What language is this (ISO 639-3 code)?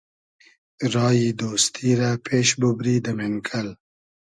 haz